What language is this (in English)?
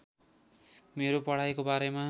Nepali